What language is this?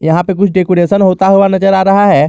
Hindi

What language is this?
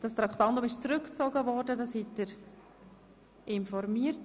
Swiss German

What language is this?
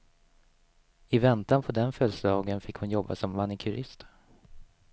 Swedish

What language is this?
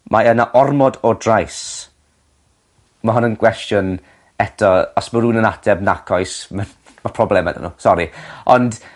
Welsh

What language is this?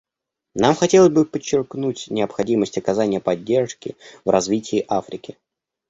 Russian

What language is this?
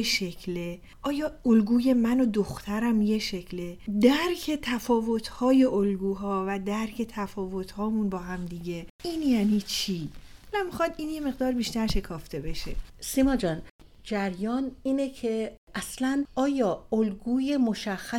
Persian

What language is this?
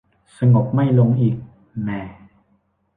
Thai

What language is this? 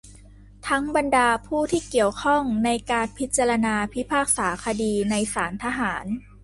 Thai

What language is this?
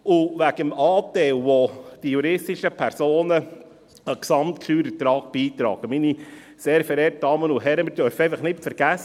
Swiss German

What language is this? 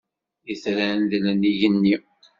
Kabyle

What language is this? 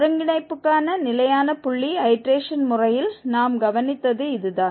Tamil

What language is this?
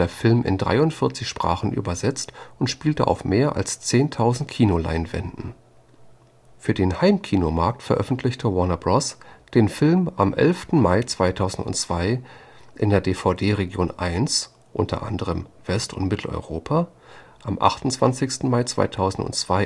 German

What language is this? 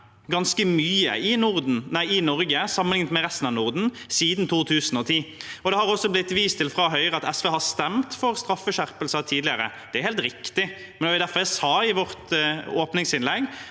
Norwegian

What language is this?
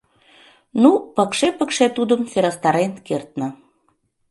Mari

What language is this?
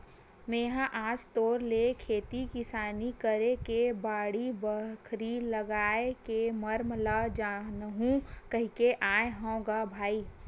Chhattisgarhi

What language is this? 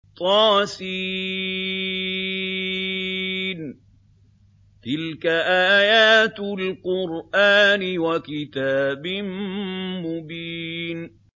Arabic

